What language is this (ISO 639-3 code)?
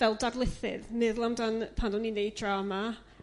cym